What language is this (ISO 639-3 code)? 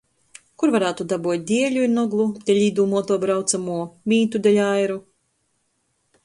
ltg